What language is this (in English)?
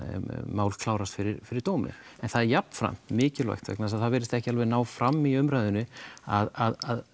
Icelandic